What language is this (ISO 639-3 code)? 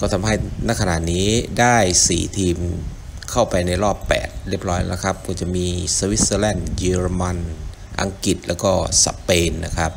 tha